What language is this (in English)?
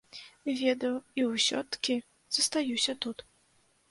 Belarusian